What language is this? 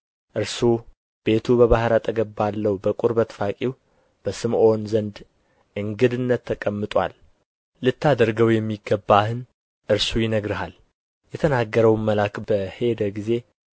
Amharic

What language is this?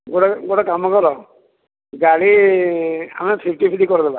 Odia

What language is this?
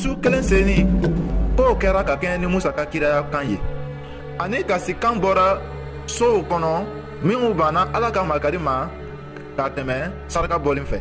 French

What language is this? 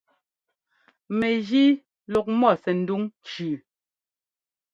Ngomba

